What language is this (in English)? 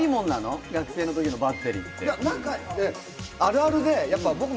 Japanese